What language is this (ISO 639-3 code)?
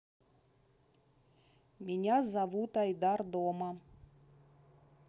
rus